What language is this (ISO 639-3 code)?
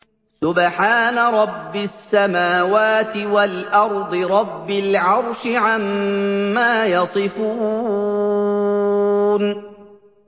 ara